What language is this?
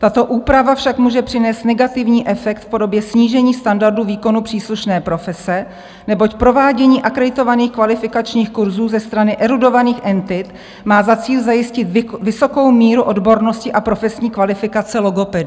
Czech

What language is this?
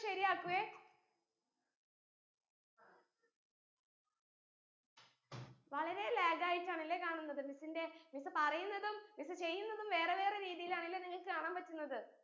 Malayalam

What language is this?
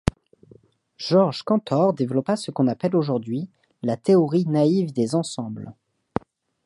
French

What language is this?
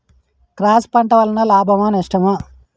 Telugu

